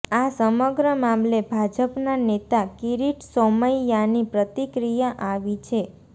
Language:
Gujarati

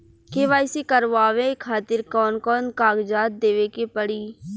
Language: Bhojpuri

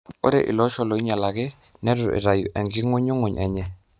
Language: Masai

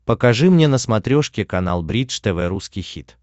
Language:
Russian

